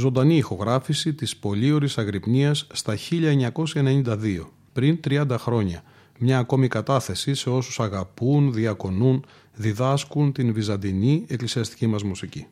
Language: Greek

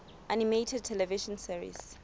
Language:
Southern Sotho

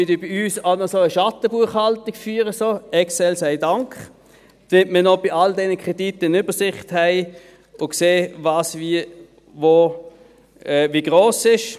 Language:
Swiss German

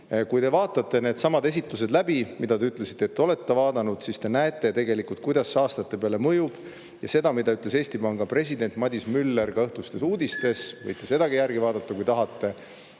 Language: Estonian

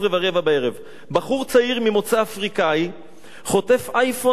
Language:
Hebrew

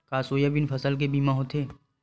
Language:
Chhattisgarhi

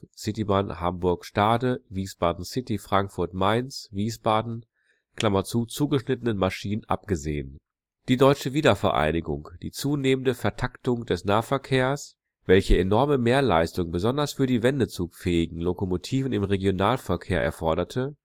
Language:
German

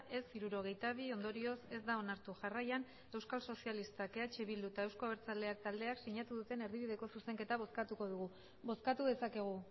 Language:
Basque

